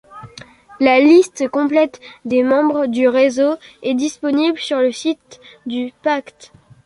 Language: French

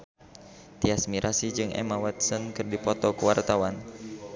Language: Sundanese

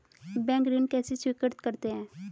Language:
Hindi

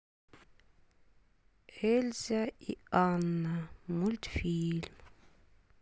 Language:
Russian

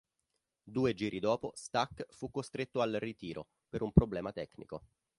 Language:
Italian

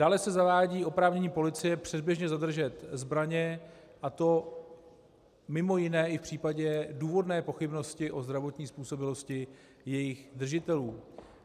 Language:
Czech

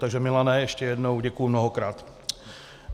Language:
Czech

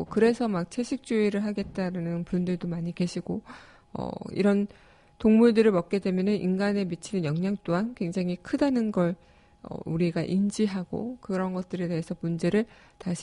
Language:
Korean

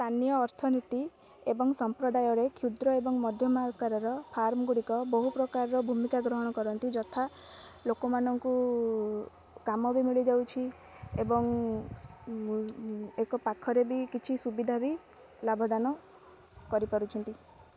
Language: Odia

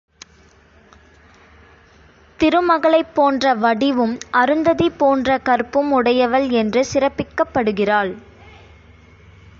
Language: Tamil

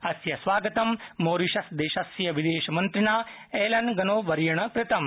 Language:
Sanskrit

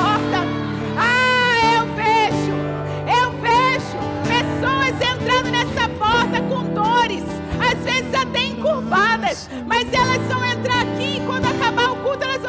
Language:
Portuguese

